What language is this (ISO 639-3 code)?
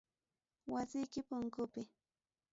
quy